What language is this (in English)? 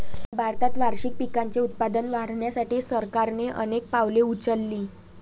Marathi